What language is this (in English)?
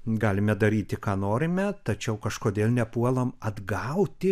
Lithuanian